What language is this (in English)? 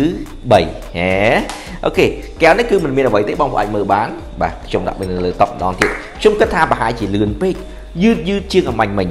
Vietnamese